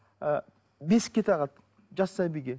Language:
Kazakh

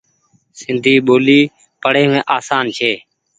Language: Goaria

